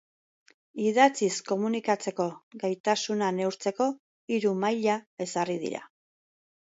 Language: Basque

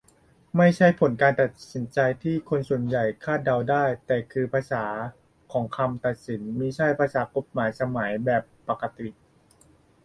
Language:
Thai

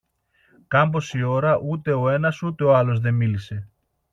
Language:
Greek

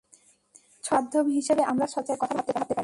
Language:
Bangla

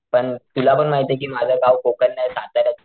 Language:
Marathi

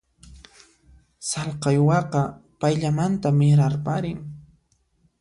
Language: Puno Quechua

